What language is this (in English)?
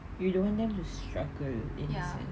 English